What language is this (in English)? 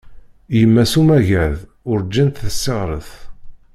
Kabyle